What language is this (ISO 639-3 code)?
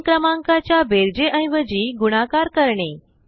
mar